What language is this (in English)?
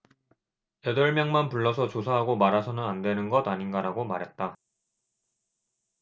Korean